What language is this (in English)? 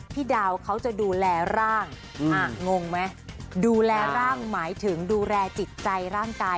Thai